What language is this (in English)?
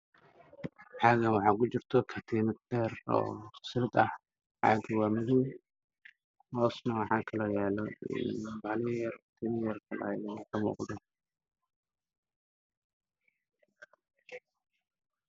Somali